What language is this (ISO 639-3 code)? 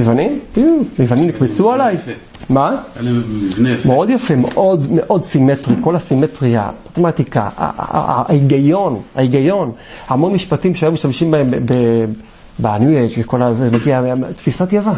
heb